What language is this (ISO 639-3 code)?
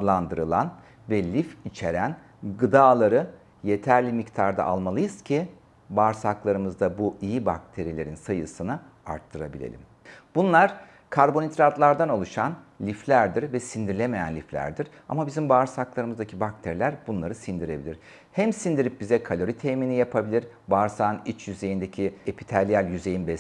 tur